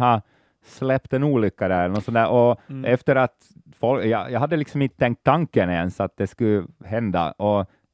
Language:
Swedish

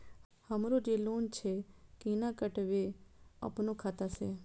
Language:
Maithili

